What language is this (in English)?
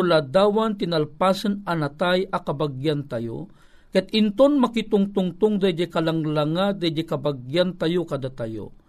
Filipino